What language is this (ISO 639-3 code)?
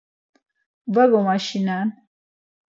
lzz